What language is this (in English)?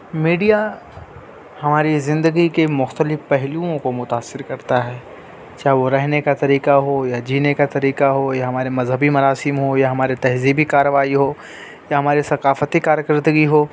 Urdu